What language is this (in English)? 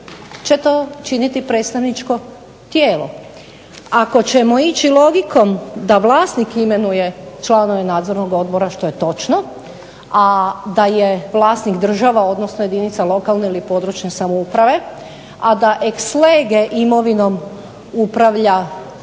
Croatian